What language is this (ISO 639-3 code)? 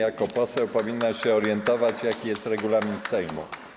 pol